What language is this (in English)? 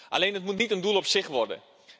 Dutch